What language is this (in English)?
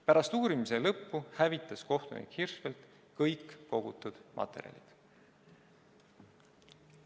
Estonian